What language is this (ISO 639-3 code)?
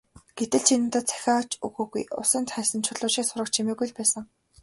mon